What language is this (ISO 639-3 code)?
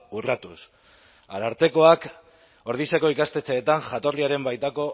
eus